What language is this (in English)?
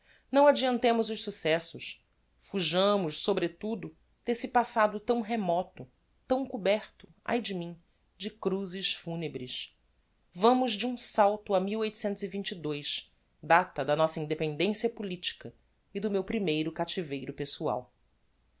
Portuguese